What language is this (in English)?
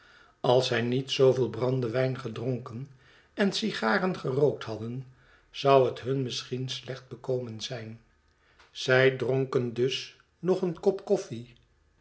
Dutch